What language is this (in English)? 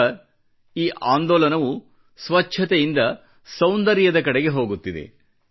Kannada